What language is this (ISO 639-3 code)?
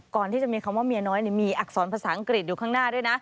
tha